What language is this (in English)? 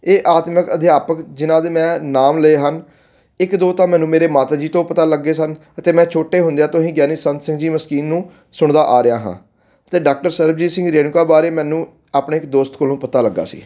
Punjabi